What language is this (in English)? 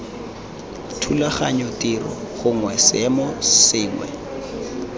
Tswana